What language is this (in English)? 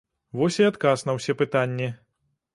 Belarusian